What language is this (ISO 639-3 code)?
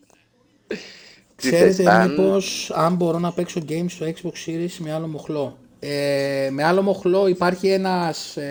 ell